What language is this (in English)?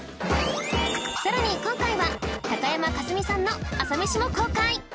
Japanese